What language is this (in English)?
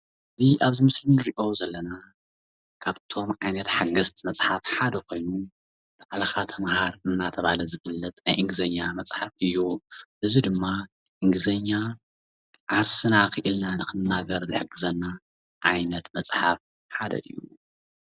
Tigrinya